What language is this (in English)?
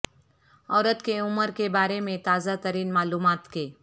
Urdu